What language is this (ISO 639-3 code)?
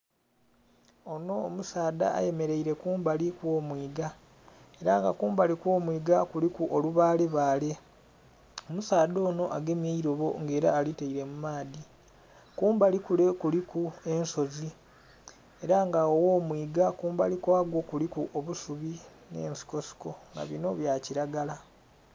xog